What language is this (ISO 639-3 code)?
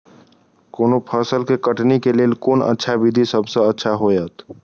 mai